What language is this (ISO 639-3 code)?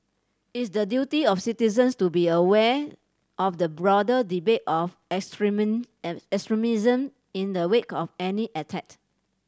eng